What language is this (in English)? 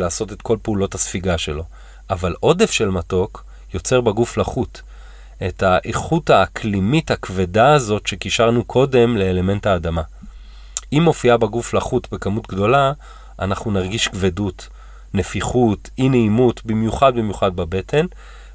Hebrew